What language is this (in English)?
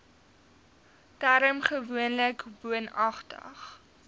Afrikaans